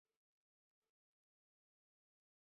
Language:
Chinese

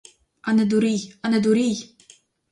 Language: Ukrainian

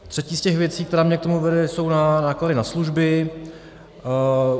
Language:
Czech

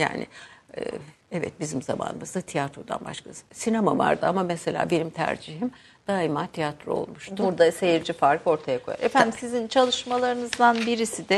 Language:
Turkish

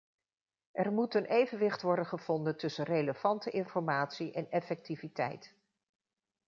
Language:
Dutch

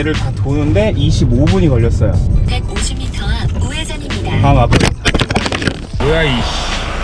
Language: Korean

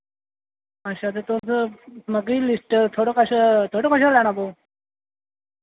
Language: Dogri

